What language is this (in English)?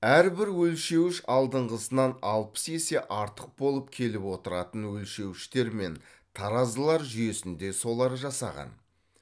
Kazakh